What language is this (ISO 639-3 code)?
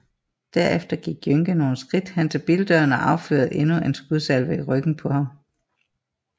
dan